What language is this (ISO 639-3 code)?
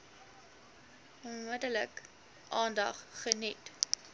afr